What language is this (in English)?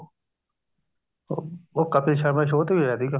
Punjabi